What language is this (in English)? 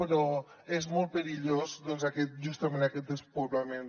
Catalan